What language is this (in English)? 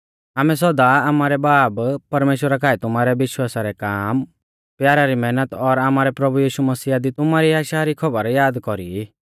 Mahasu Pahari